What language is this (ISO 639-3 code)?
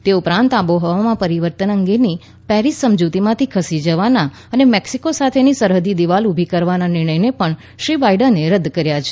guj